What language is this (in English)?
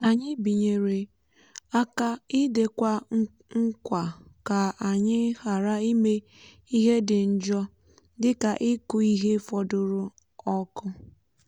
Igbo